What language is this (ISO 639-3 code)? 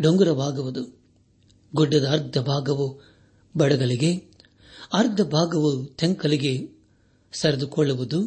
kan